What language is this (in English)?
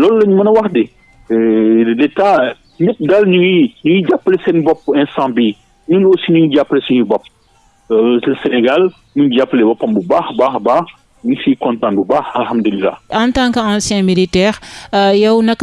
French